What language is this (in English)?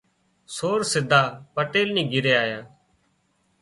Wadiyara Koli